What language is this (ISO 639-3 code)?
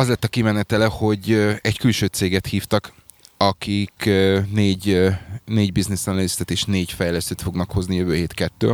hun